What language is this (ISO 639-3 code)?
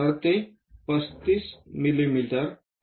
mar